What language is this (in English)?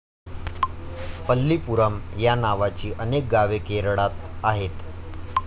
Marathi